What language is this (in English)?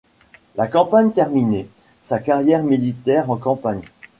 French